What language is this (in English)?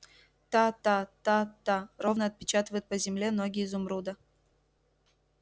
Russian